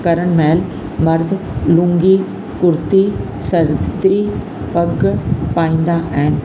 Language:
Sindhi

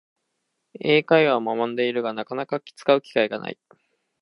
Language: Japanese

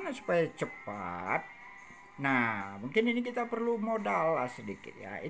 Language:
Indonesian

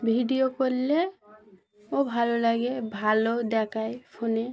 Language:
Bangla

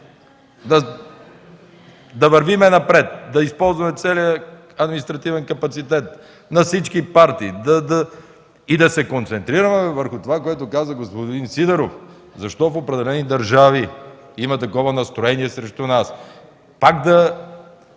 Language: Bulgarian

